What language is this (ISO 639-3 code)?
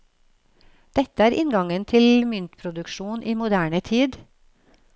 nor